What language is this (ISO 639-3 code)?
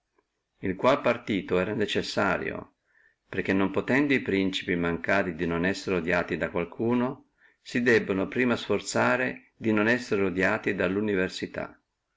ita